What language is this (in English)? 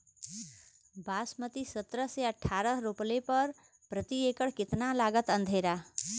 Bhojpuri